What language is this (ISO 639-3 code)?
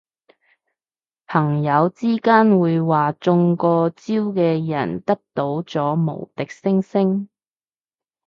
yue